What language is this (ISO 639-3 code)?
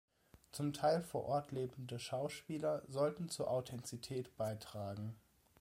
deu